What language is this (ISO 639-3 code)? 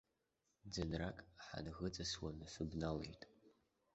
abk